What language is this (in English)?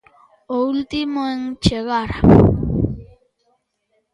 Galician